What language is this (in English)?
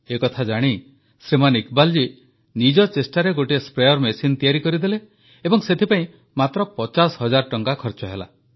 Odia